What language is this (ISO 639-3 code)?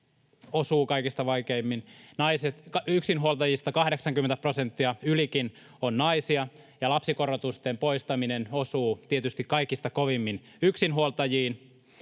fin